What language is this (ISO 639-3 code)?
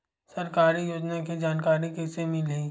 hne